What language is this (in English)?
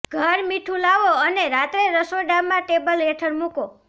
Gujarati